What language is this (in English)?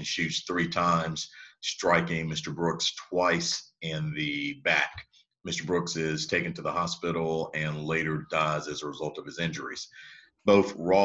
English